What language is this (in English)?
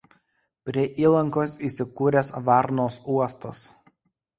Lithuanian